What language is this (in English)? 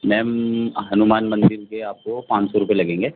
Urdu